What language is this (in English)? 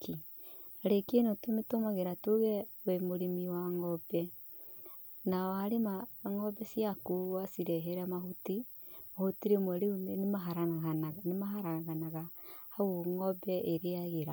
Kikuyu